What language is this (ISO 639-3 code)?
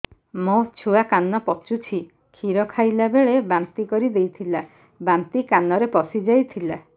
ori